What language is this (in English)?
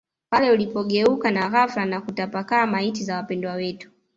Swahili